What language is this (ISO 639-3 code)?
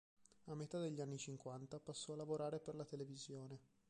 ita